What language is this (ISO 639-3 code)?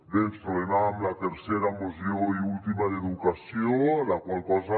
cat